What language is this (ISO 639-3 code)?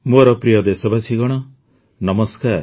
ori